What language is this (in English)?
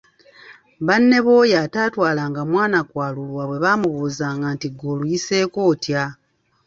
Ganda